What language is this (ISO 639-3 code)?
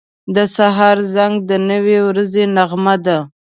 pus